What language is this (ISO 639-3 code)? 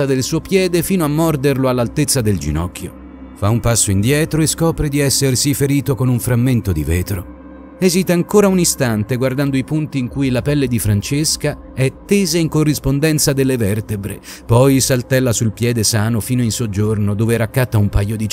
ita